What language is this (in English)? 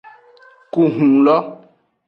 Aja (Benin)